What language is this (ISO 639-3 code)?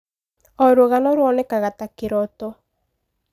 kik